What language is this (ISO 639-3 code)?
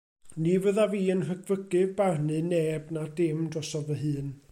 cym